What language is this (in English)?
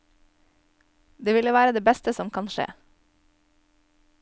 Norwegian